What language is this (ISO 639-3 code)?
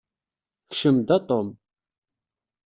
kab